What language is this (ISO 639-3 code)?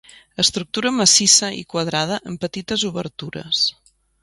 cat